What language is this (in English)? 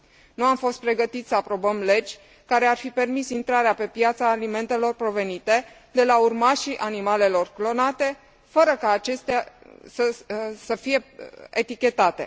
Romanian